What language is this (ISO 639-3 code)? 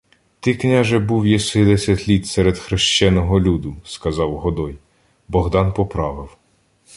ukr